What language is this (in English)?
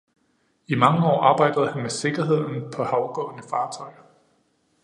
Danish